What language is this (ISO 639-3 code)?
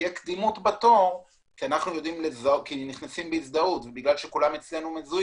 heb